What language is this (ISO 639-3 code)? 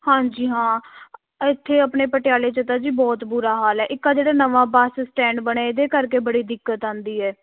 pan